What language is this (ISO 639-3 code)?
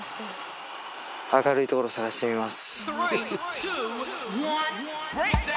jpn